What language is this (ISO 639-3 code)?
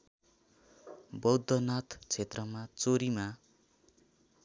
nep